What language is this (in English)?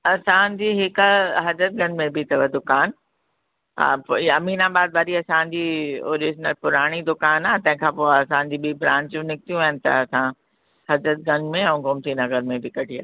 Sindhi